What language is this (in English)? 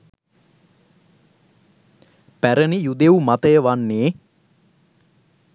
Sinhala